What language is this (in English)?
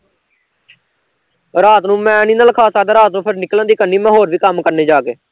Punjabi